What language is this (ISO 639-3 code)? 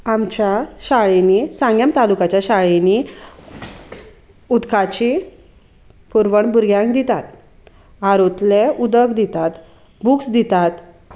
kok